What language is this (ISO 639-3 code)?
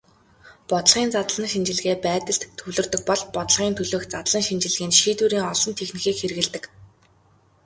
mon